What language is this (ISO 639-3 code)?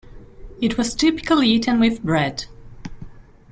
eng